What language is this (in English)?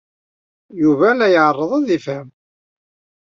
Kabyle